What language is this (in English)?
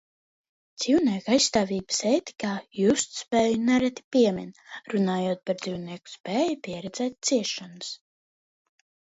Latvian